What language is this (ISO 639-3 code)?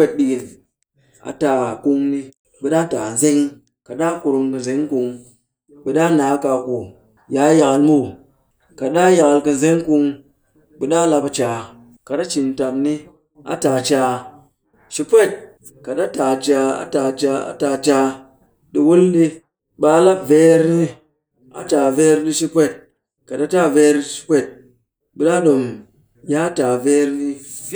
cky